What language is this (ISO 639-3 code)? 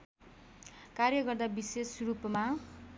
nep